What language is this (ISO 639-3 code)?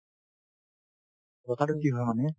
asm